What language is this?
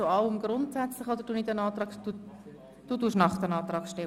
Swiss German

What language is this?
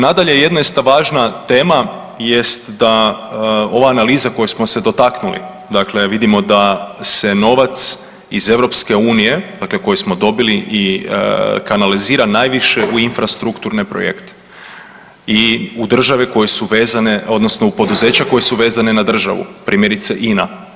Croatian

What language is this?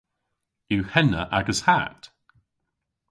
Cornish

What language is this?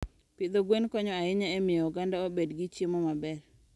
Luo (Kenya and Tanzania)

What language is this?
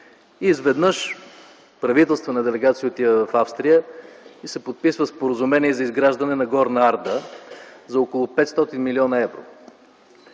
Bulgarian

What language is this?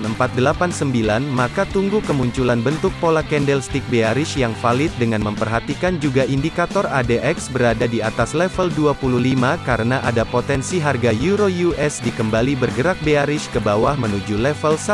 Indonesian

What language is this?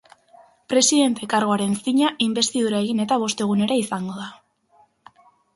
Basque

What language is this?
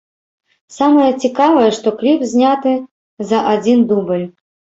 Belarusian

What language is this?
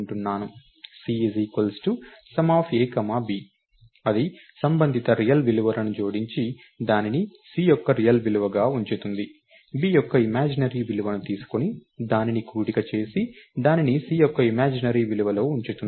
Telugu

